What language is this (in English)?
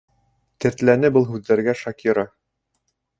Bashkir